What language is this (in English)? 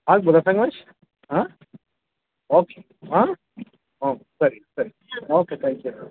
Kannada